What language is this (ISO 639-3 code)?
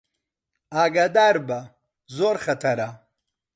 ckb